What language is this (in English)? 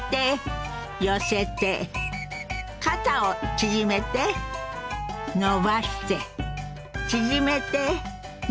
Japanese